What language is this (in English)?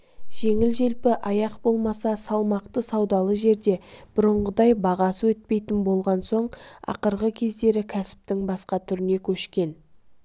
Kazakh